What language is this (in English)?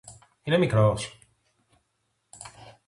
Greek